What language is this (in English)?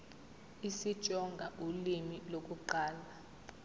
Zulu